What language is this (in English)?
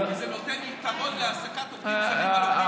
Hebrew